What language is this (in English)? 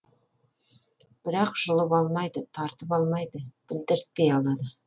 Kazakh